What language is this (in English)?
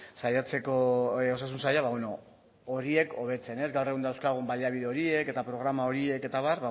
Basque